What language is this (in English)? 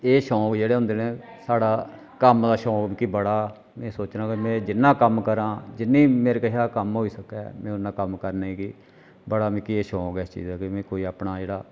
Dogri